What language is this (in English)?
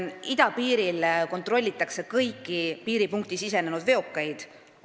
Estonian